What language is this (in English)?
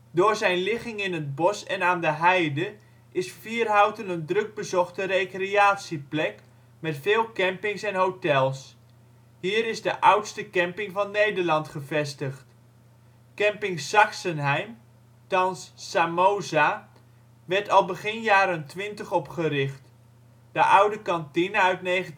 Dutch